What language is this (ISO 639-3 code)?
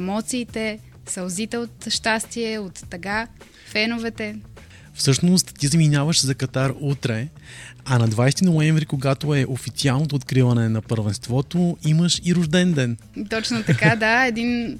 bul